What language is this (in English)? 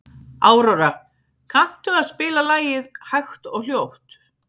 Icelandic